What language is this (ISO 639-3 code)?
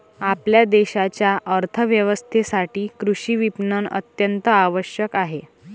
mar